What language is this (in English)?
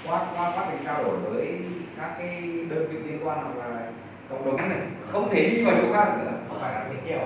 Vietnamese